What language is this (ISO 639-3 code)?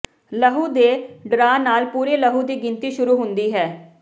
pan